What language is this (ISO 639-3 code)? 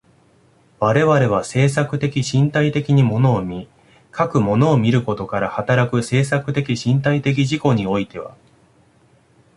jpn